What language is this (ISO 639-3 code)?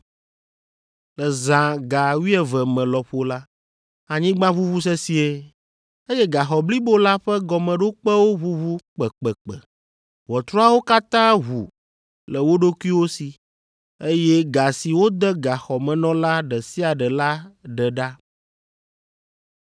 ewe